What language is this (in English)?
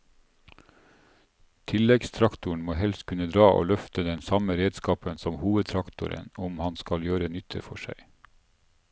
Norwegian